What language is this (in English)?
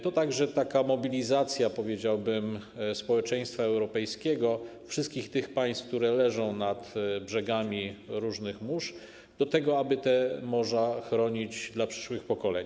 Polish